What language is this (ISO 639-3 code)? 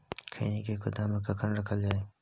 mai